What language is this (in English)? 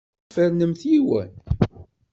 Kabyle